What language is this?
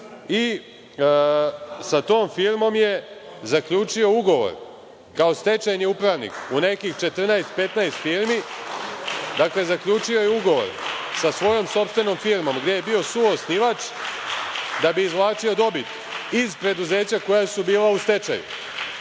Serbian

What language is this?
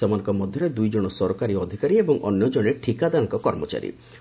Odia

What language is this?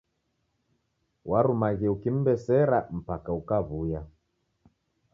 Taita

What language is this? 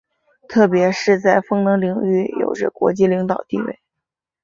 Chinese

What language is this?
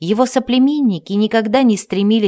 Russian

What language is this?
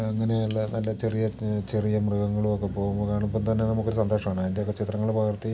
Malayalam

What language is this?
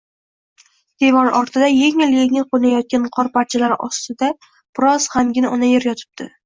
Uzbek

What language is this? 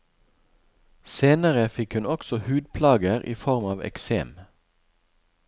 Norwegian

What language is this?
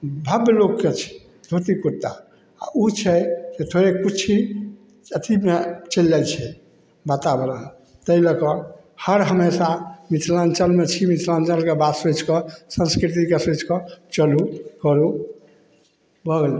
Maithili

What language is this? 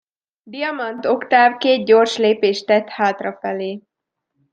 Hungarian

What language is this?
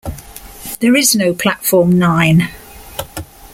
English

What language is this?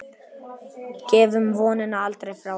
Icelandic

